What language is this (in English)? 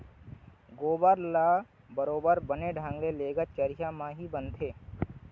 Chhattisgarhi